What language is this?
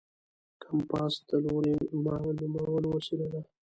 Pashto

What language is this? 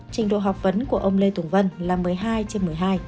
Vietnamese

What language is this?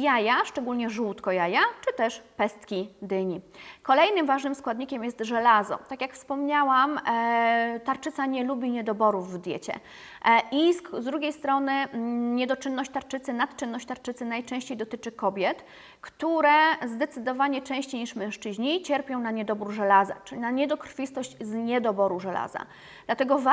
Polish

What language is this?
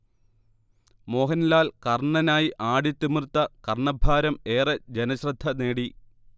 Malayalam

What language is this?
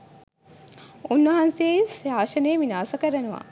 Sinhala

